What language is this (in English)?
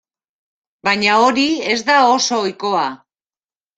Basque